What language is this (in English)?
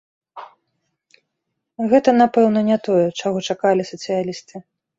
Belarusian